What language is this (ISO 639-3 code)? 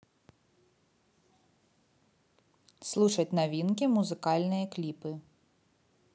rus